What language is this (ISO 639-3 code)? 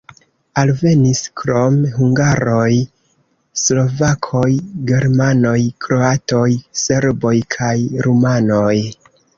epo